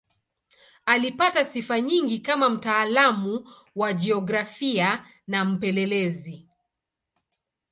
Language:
Swahili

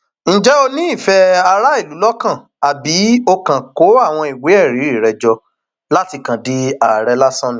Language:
Yoruba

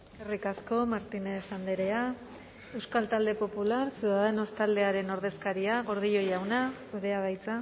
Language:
Basque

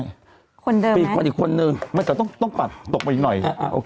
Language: Thai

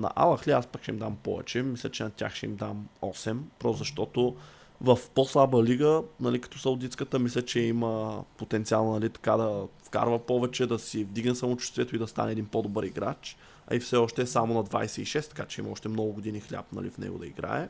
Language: Bulgarian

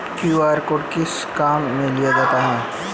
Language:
Hindi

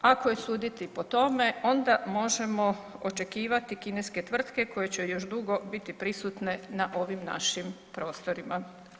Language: Croatian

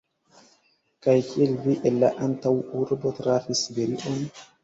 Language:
Esperanto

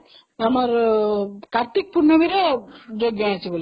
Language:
Odia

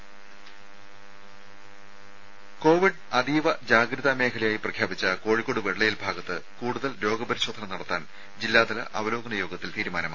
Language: Malayalam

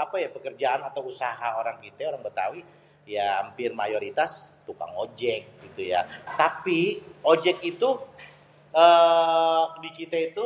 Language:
Betawi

